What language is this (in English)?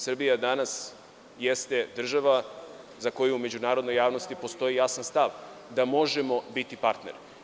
Serbian